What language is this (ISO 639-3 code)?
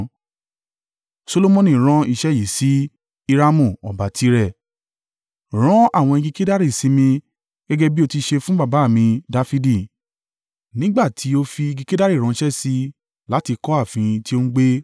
yor